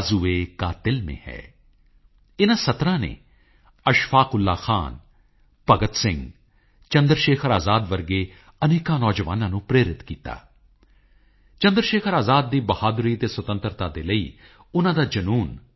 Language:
Punjabi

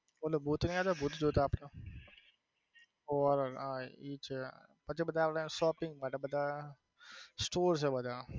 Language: Gujarati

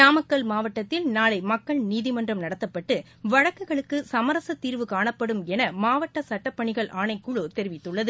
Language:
Tamil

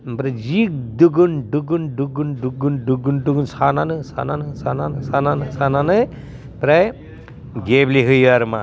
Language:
Bodo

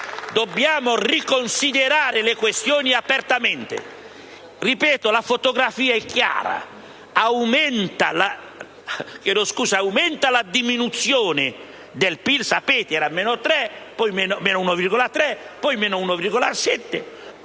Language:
Italian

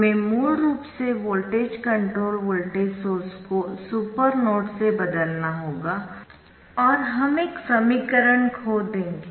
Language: Hindi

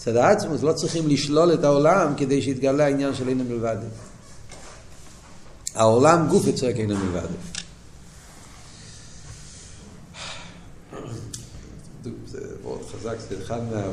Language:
Hebrew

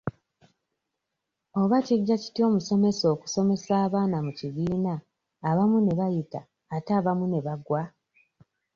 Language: Ganda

